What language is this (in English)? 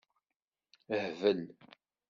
Kabyle